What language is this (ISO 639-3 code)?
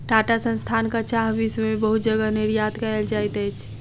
mai